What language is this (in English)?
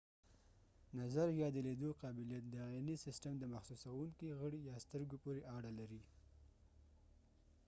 Pashto